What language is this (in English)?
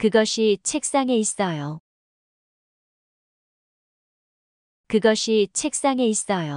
Korean